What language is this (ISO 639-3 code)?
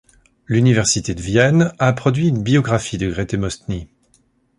fra